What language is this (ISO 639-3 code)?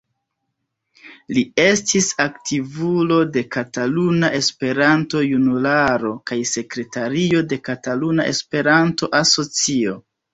epo